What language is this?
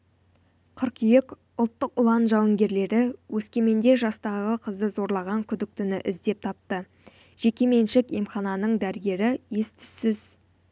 Kazakh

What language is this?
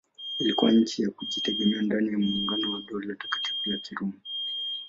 Swahili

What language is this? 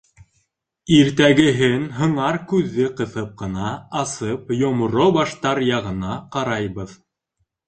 Bashkir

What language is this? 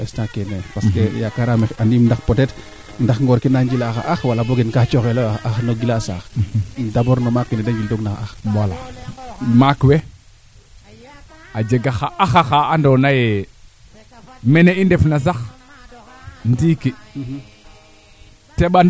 Serer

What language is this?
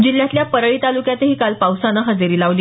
Marathi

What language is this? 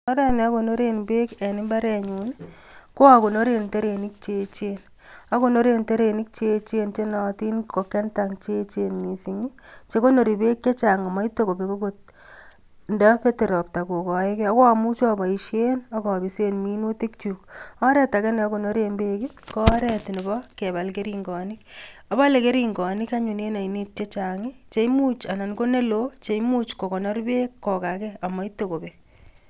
Kalenjin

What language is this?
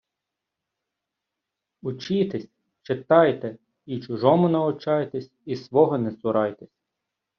Ukrainian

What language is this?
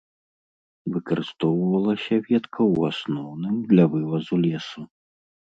Belarusian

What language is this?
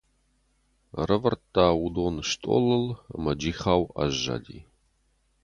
Ossetic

